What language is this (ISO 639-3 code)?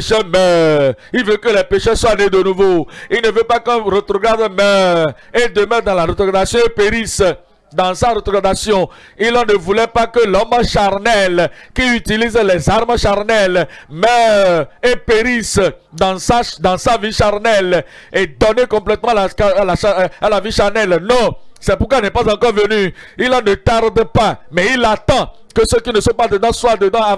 fra